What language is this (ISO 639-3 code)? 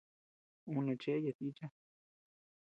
cux